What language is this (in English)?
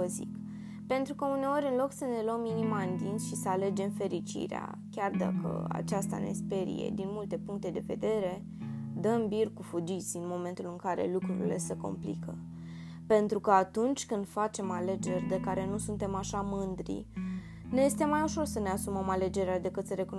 Romanian